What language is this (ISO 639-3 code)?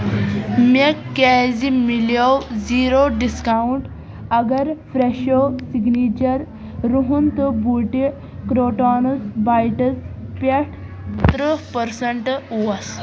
kas